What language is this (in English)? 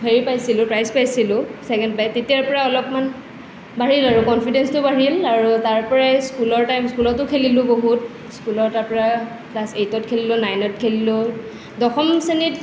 Assamese